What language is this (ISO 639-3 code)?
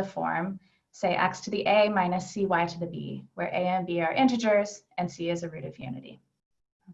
eng